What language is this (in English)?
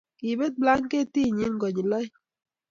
Kalenjin